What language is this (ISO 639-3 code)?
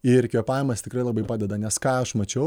lit